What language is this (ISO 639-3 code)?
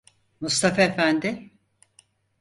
tur